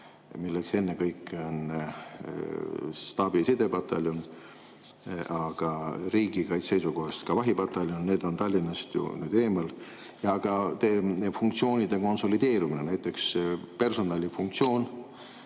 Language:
Estonian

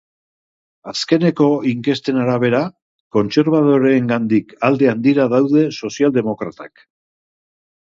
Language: Basque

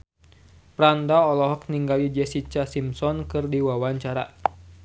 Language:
Sundanese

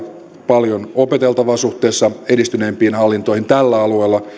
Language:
Finnish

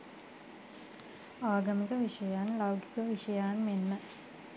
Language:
Sinhala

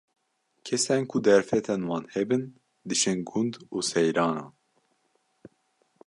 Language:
Kurdish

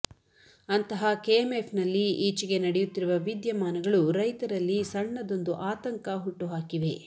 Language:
Kannada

